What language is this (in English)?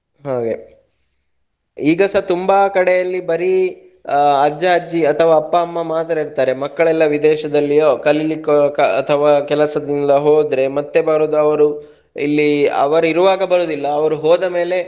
Kannada